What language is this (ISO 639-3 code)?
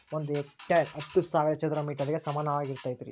kan